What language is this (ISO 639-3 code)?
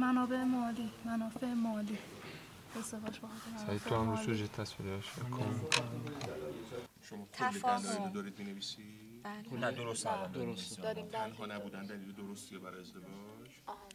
fas